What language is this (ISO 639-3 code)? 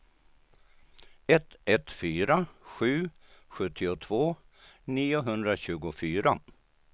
swe